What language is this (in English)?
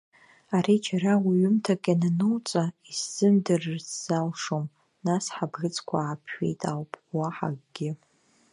Abkhazian